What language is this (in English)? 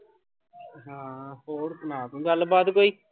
Punjabi